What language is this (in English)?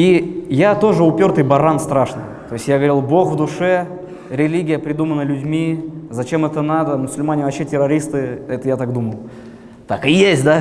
Russian